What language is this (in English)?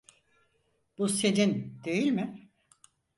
Turkish